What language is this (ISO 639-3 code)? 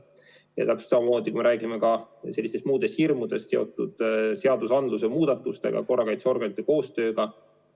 est